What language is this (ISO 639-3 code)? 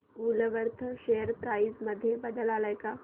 mar